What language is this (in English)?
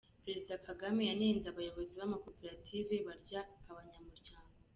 Kinyarwanda